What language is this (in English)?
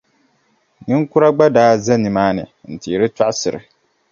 Dagbani